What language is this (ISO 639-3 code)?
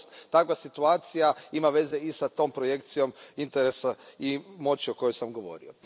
hrv